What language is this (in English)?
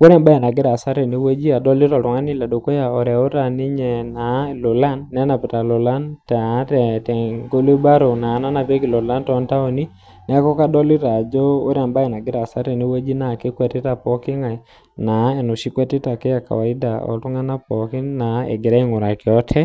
Masai